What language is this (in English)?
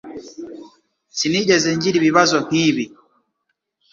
Kinyarwanda